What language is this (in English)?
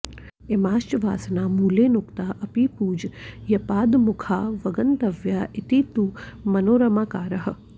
Sanskrit